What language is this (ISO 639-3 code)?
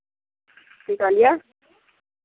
mai